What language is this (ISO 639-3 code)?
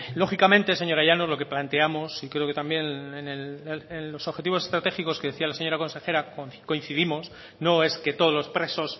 spa